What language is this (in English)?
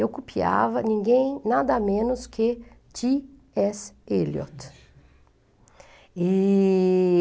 Portuguese